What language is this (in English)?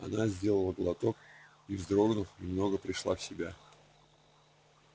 Russian